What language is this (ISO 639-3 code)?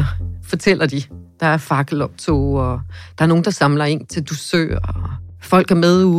dan